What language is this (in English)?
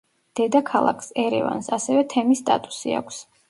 Georgian